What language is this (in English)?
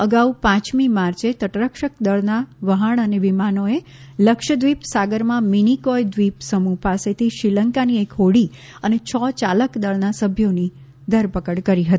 Gujarati